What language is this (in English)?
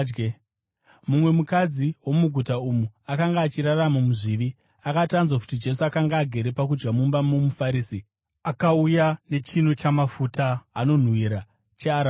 Shona